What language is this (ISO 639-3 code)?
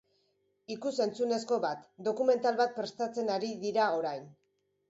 eus